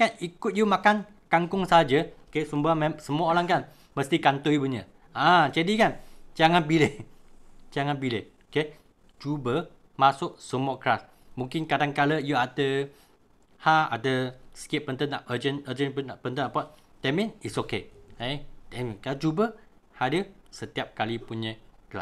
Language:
Malay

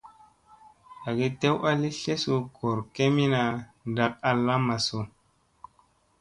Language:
Musey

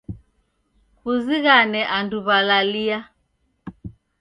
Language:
Taita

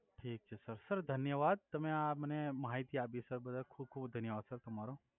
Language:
Gujarati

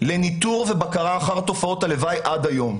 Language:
Hebrew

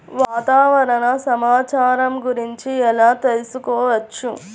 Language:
Telugu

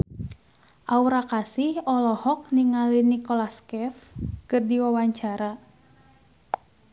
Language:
Sundanese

